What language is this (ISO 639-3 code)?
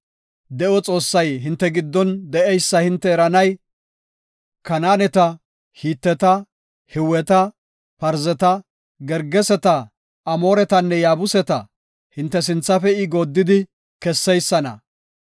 gof